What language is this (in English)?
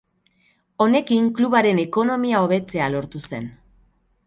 Basque